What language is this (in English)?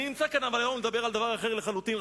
Hebrew